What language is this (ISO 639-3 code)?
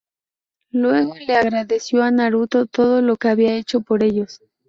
spa